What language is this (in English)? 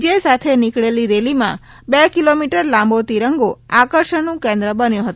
Gujarati